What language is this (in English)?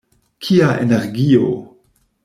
Esperanto